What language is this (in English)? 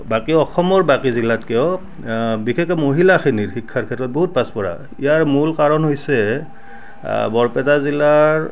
Assamese